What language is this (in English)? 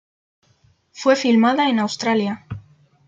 Spanish